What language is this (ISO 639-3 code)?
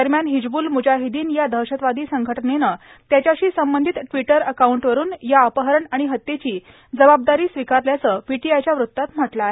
mar